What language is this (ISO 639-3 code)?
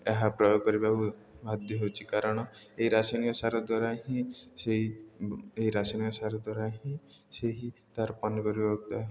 ori